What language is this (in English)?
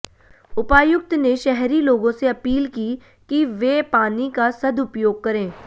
Hindi